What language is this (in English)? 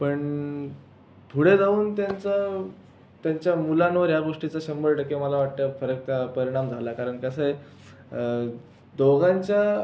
Marathi